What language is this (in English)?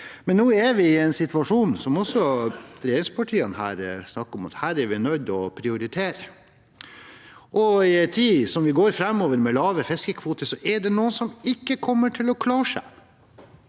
Norwegian